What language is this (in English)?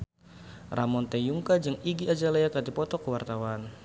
Sundanese